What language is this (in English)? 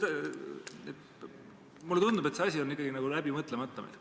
Estonian